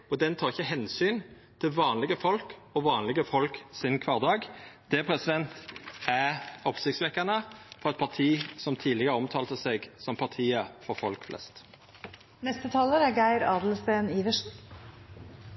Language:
Norwegian Nynorsk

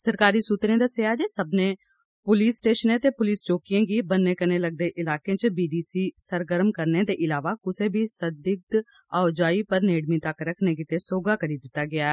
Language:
Dogri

